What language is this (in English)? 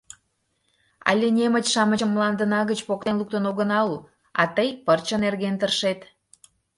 Mari